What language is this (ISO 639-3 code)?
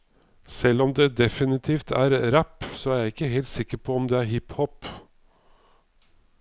nor